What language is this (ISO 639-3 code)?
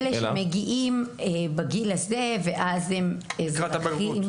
heb